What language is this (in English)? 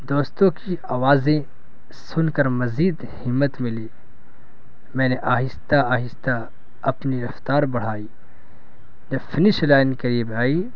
Urdu